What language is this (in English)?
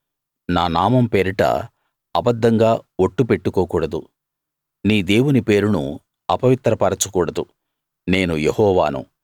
Telugu